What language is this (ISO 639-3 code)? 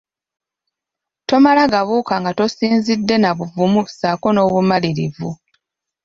lug